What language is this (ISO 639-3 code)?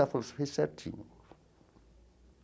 por